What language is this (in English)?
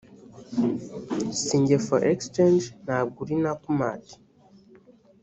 Kinyarwanda